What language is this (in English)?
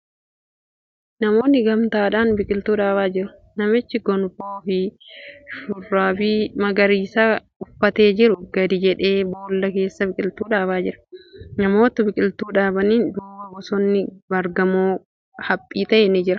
Oromo